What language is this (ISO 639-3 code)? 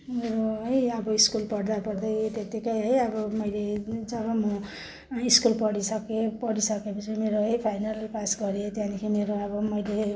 nep